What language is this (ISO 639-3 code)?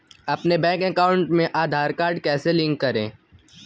hin